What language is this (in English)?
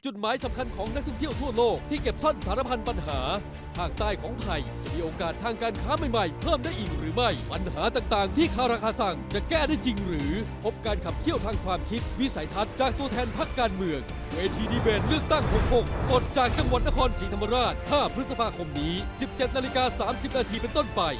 Thai